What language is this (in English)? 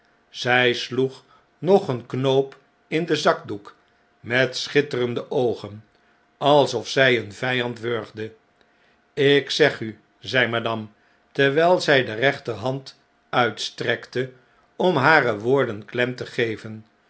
Dutch